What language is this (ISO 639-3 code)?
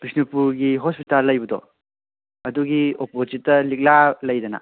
mni